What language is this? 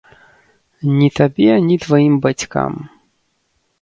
Belarusian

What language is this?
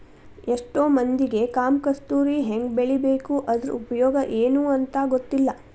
Kannada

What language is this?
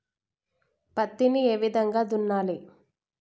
Telugu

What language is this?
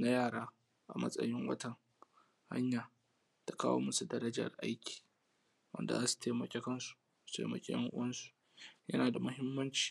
Hausa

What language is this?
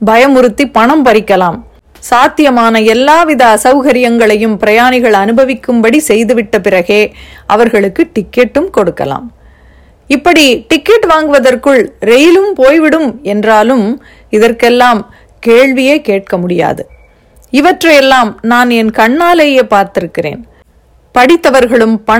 Tamil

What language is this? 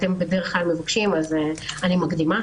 Hebrew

